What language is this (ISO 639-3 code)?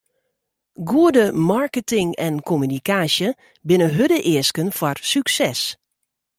fry